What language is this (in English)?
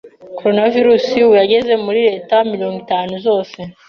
Kinyarwanda